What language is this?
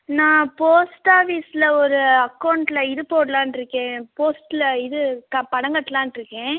Tamil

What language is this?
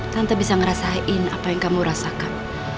Indonesian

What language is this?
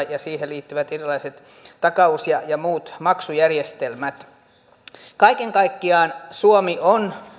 Finnish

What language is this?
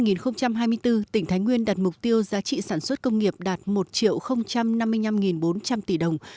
Vietnamese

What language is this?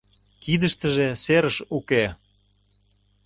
Mari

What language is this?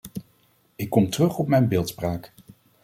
Dutch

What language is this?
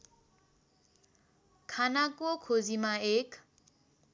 Nepali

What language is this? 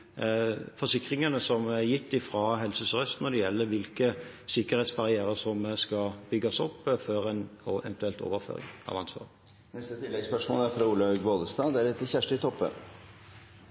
Norwegian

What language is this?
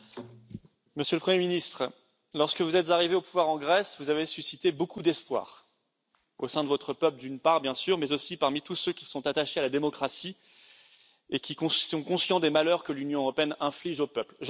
French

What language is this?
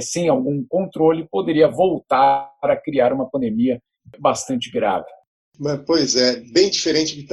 Portuguese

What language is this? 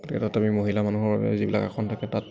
Assamese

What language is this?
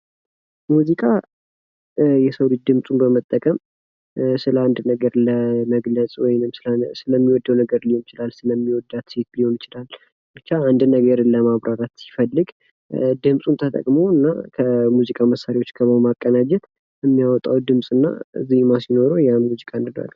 Amharic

